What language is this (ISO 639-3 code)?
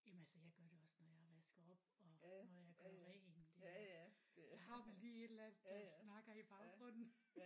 dan